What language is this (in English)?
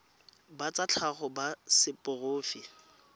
Tswana